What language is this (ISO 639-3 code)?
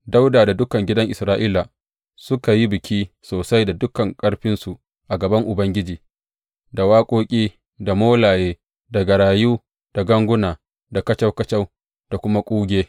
hau